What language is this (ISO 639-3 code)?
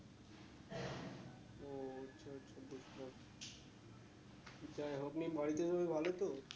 ben